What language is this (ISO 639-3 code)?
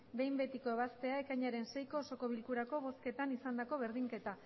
eus